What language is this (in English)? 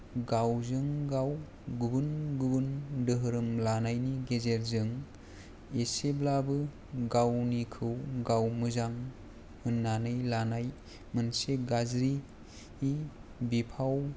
Bodo